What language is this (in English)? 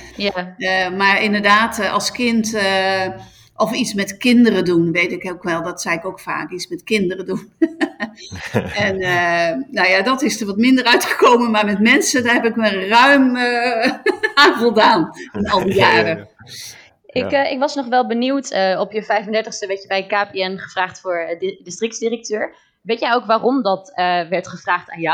Dutch